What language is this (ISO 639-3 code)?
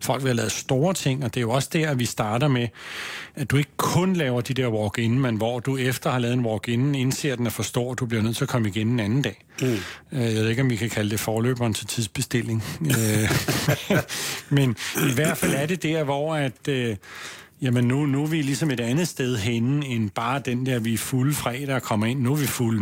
dan